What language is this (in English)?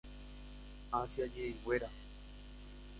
Guarani